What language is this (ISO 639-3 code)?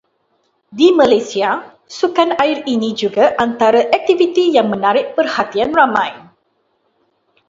msa